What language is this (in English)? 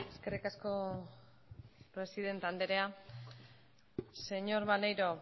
Basque